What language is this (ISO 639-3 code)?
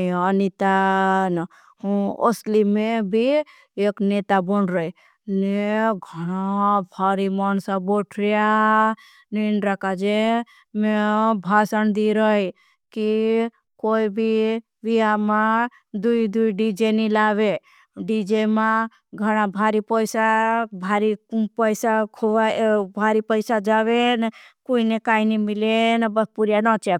bhb